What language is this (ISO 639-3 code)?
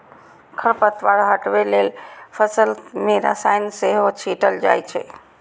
mai